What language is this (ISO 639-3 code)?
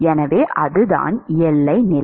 tam